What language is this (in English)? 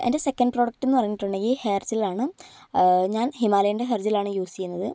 Malayalam